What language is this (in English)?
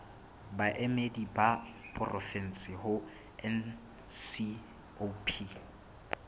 Southern Sotho